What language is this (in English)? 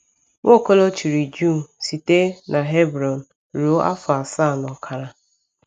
Igbo